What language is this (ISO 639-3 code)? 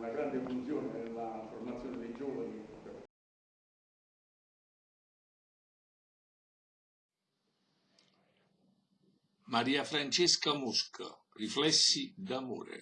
ita